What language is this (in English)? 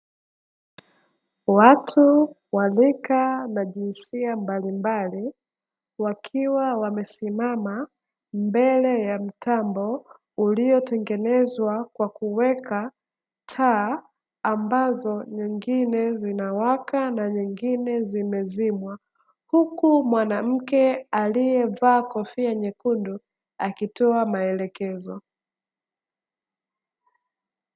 Swahili